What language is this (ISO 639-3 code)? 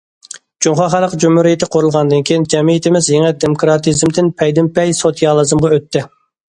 uig